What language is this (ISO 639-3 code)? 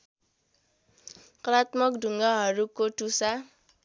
nep